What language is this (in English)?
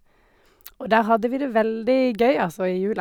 Norwegian